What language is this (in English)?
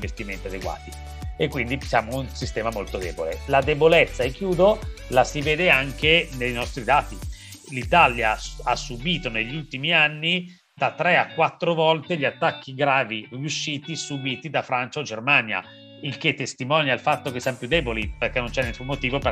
Italian